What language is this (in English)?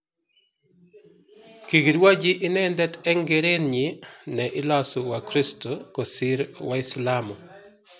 Kalenjin